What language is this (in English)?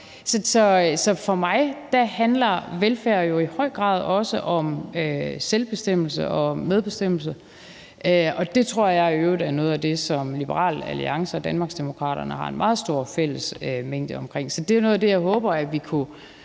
Danish